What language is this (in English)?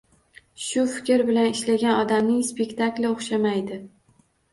Uzbek